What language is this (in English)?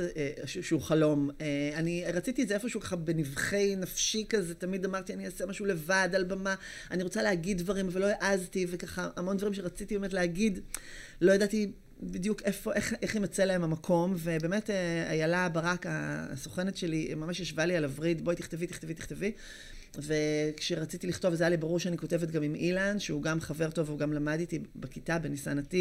Hebrew